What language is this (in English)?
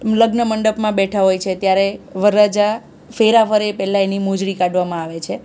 Gujarati